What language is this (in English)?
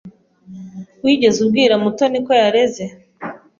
Kinyarwanda